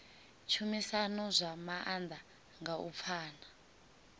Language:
Venda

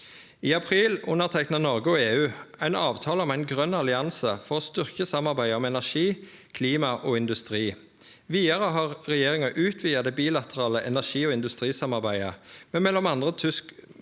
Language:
Norwegian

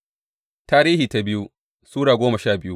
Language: Hausa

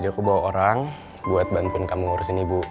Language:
Indonesian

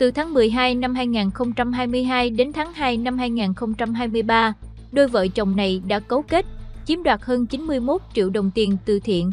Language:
Vietnamese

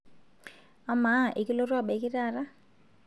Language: Masai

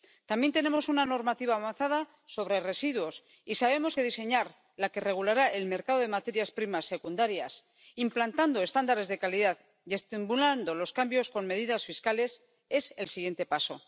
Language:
Spanish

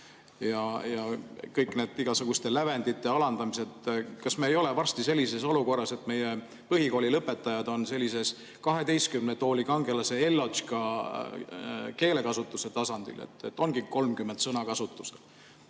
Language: Estonian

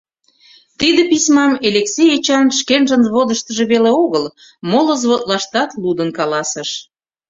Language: Mari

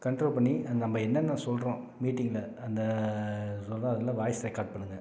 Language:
Tamil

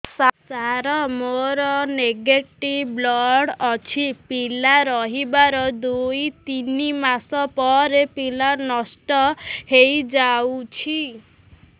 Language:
Odia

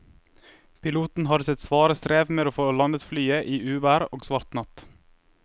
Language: Norwegian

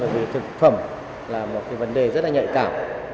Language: Vietnamese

